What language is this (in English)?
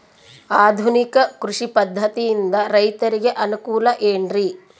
Kannada